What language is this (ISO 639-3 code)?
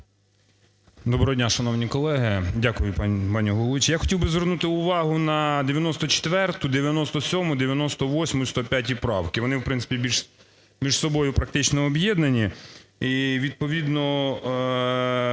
ukr